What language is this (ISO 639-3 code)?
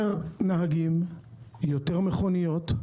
heb